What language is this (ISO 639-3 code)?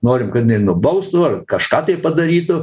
lit